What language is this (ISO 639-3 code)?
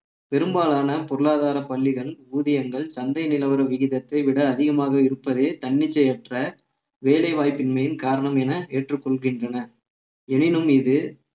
tam